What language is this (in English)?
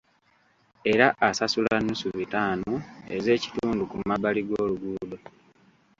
Ganda